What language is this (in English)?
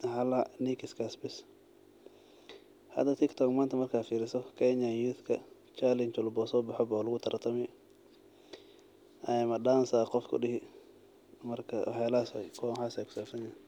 Somali